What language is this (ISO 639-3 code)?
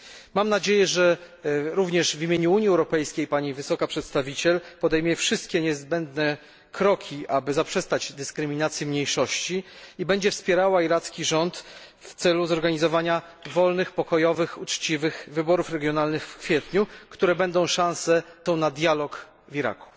pol